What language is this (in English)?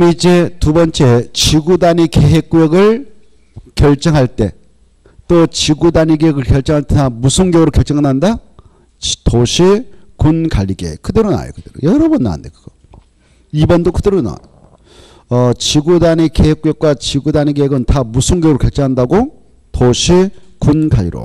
Korean